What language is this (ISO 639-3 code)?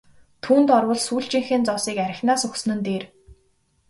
mon